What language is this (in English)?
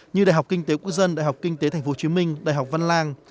Vietnamese